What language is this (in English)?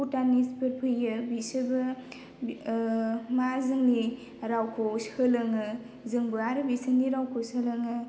Bodo